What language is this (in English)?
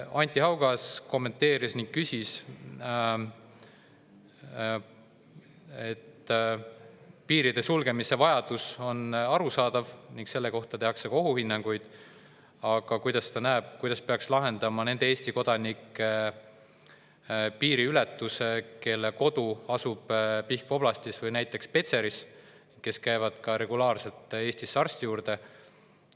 Estonian